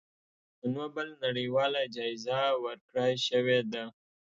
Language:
Pashto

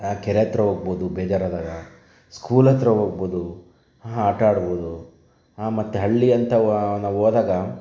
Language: Kannada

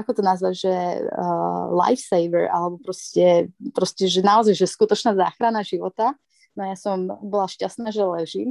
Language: Slovak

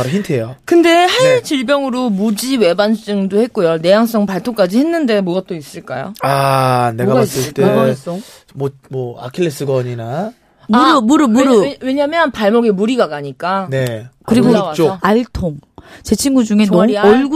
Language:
Korean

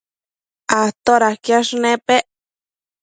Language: Matsés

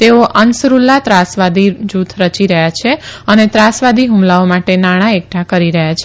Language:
Gujarati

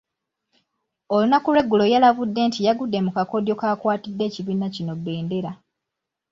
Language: Ganda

